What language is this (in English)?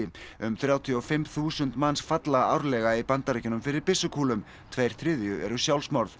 Icelandic